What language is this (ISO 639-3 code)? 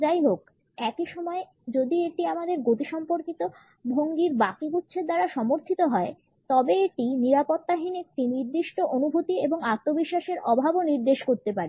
ben